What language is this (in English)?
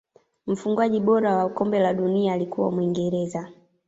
Swahili